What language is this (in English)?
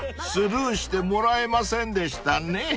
Japanese